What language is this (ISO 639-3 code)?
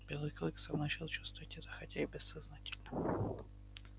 rus